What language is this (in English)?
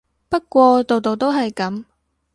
Cantonese